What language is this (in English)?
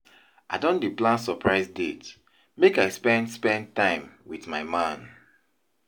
Nigerian Pidgin